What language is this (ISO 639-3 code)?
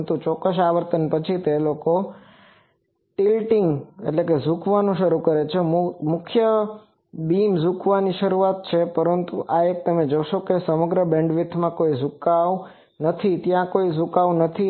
guj